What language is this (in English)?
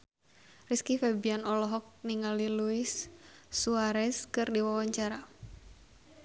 Sundanese